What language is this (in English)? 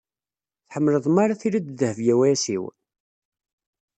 Kabyle